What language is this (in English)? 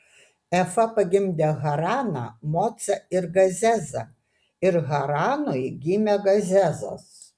Lithuanian